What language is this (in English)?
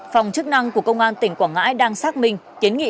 Vietnamese